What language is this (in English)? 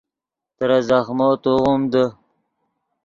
Yidgha